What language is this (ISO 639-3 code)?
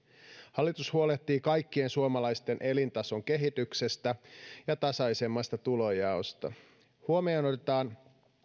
fin